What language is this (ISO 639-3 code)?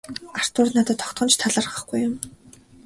mon